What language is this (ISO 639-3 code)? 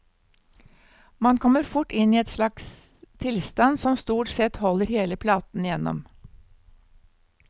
nor